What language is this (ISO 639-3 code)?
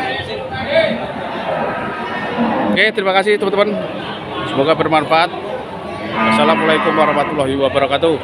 ind